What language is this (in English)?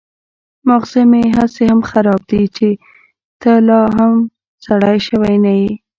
Pashto